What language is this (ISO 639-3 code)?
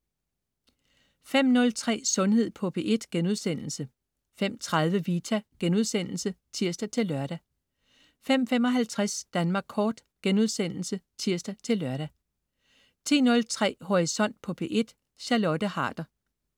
dan